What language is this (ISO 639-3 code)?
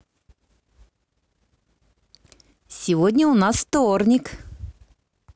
rus